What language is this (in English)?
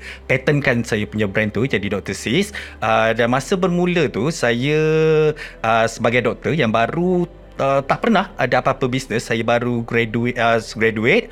Malay